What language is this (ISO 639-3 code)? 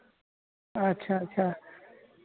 sat